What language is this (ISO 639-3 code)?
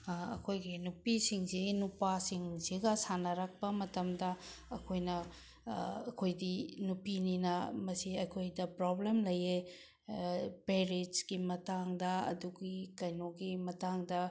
mni